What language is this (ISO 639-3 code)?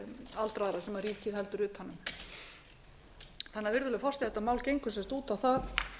isl